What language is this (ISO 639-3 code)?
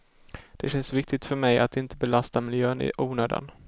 swe